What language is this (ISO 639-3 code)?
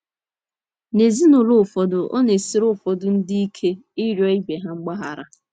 ibo